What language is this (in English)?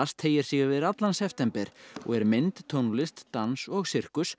Icelandic